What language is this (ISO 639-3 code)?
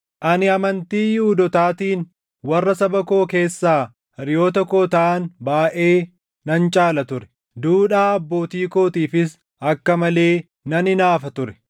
orm